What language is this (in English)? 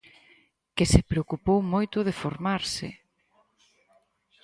Galician